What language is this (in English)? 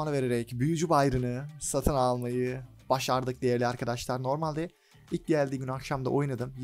Turkish